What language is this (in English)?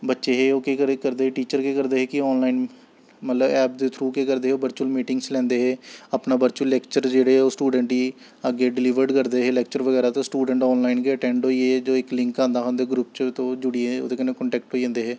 Dogri